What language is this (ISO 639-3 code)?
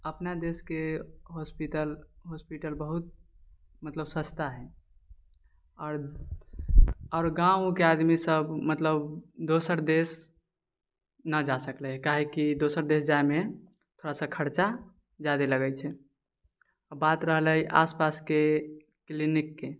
mai